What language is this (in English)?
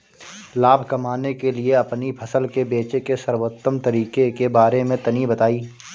Bhojpuri